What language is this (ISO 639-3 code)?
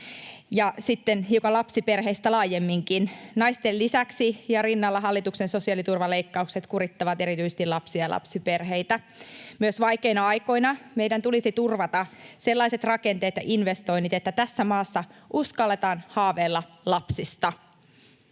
fin